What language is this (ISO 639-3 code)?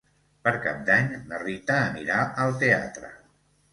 cat